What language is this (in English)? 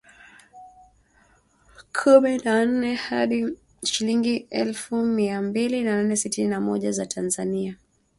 Swahili